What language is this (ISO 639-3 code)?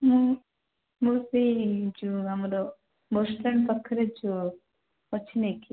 ori